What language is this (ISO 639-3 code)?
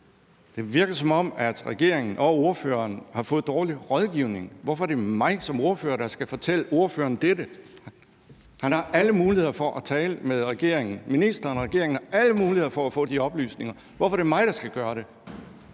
dan